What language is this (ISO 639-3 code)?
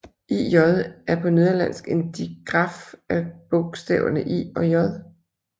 dan